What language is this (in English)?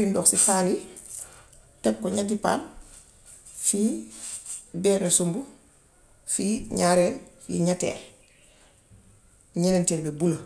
Gambian Wolof